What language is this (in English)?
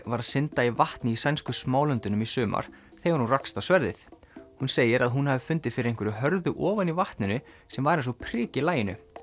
Icelandic